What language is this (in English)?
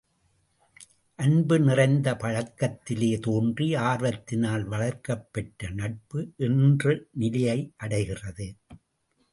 Tamil